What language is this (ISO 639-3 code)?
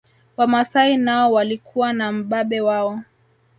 swa